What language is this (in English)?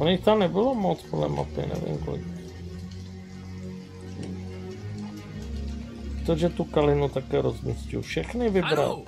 Czech